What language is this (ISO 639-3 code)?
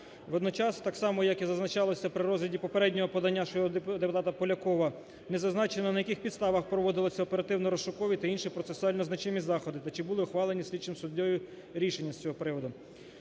ukr